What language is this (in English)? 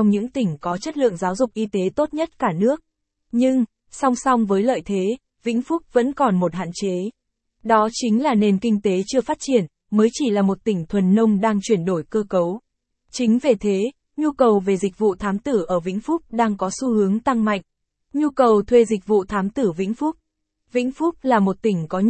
Vietnamese